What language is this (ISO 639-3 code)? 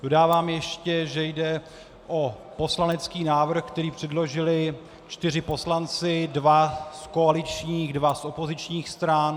ces